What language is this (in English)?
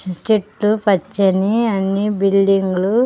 Telugu